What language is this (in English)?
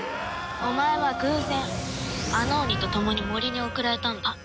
Japanese